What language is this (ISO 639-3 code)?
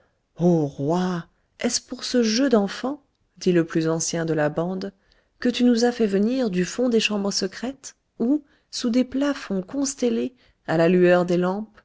fra